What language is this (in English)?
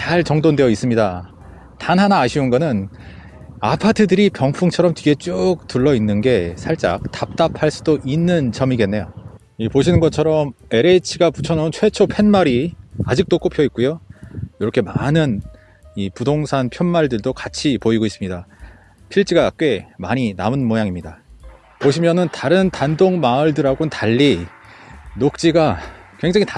Korean